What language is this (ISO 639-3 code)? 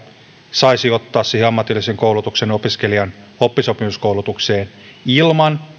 fin